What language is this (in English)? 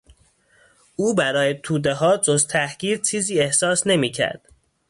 Persian